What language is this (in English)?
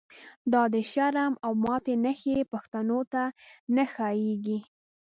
Pashto